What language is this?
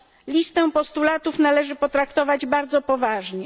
Polish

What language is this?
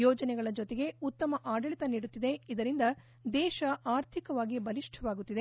Kannada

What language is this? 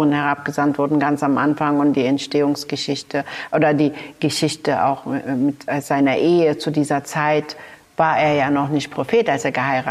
German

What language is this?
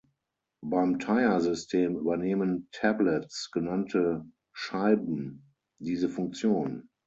German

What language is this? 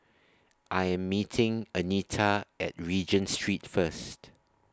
English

